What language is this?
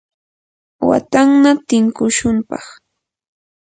Yanahuanca Pasco Quechua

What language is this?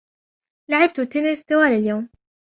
Arabic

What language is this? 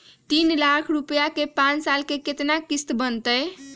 Magahi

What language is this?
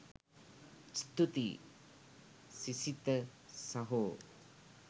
Sinhala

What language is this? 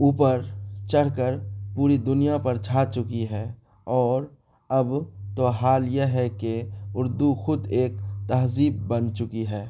Urdu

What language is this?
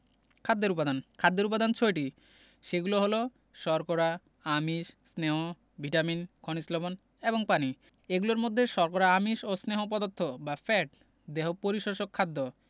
Bangla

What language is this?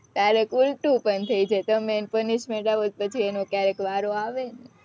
Gujarati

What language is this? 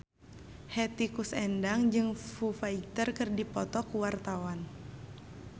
Sundanese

